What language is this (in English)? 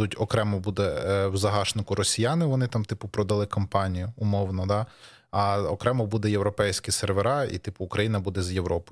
Ukrainian